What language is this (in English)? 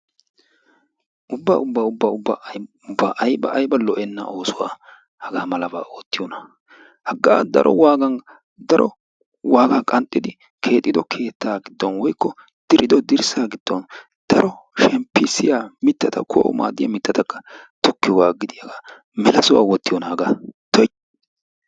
Wolaytta